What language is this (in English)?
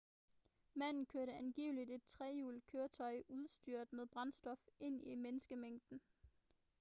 Danish